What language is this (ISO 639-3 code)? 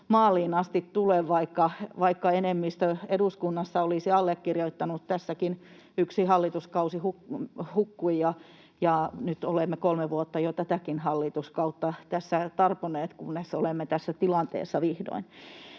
fin